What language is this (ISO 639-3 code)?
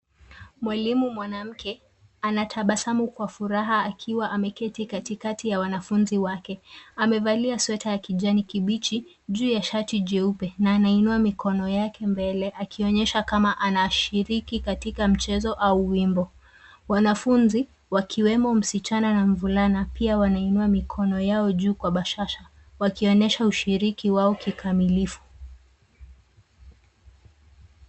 swa